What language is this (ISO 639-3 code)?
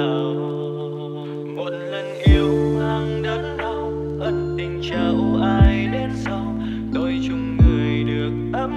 vie